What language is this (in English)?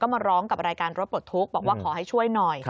Thai